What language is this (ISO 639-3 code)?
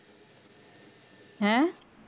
pan